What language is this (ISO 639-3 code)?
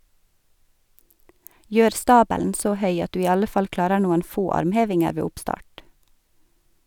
nor